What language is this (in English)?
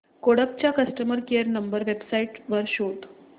Marathi